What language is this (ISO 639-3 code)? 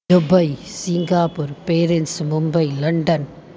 snd